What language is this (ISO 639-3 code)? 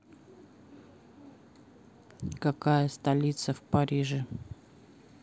rus